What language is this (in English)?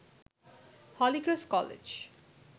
Bangla